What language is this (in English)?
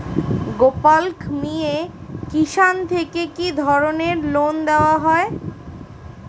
Bangla